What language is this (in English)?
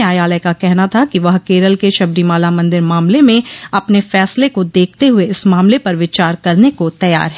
Hindi